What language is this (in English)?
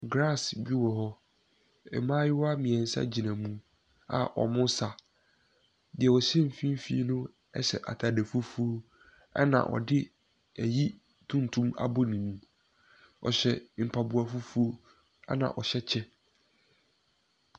Akan